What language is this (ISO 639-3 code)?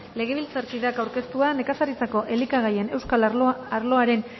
eus